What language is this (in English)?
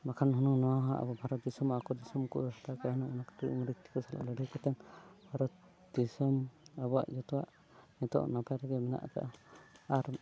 Santali